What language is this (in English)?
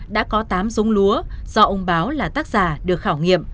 Vietnamese